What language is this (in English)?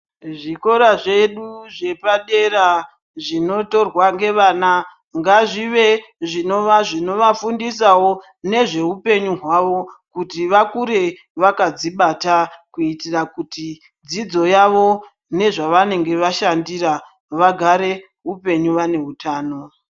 Ndau